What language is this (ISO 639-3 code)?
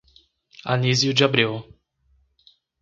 por